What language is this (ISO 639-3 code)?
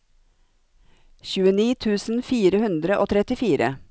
nor